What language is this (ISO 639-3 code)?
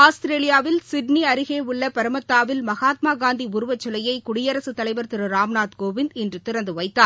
tam